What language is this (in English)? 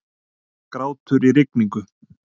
Icelandic